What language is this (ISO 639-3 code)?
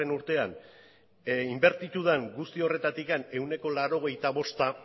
eus